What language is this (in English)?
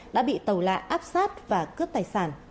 Vietnamese